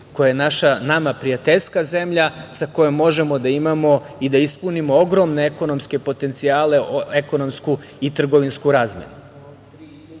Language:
Serbian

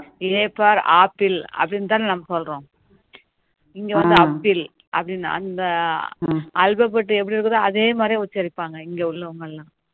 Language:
Tamil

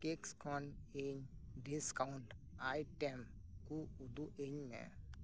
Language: Santali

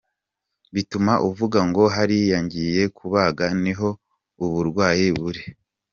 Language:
Kinyarwanda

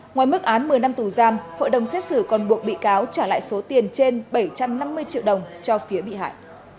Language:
Vietnamese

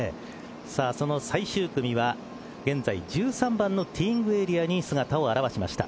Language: Japanese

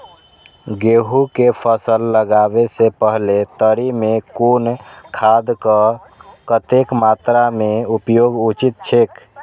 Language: Maithili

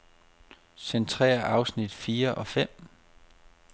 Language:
Danish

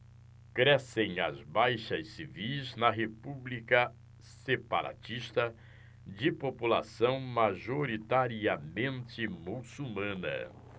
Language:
Portuguese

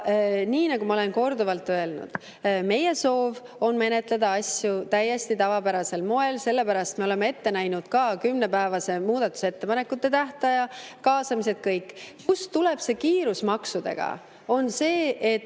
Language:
Estonian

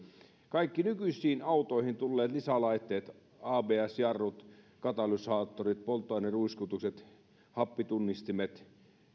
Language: Finnish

